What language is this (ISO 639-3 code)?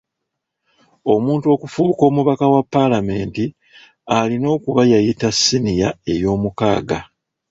lug